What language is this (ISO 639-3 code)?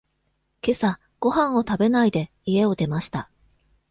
jpn